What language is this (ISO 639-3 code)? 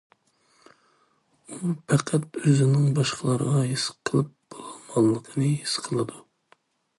uig